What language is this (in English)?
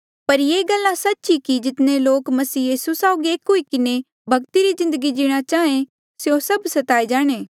Mandeali